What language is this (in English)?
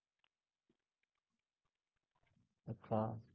Marathi